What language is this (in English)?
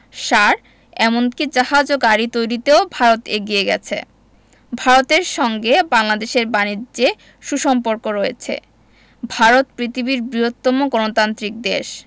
Bangla